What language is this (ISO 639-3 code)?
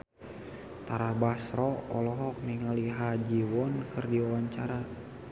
sun